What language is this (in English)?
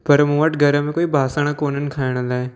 Sindhi